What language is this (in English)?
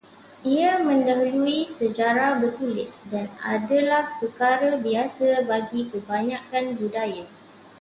Malay